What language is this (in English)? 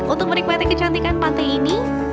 Indonesian